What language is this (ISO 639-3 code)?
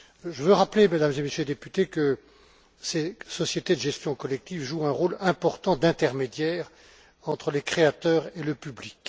fra